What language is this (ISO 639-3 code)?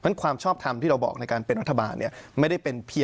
tha